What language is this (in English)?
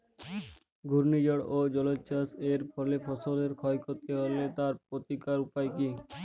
Bangla